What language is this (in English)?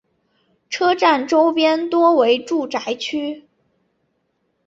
Chinese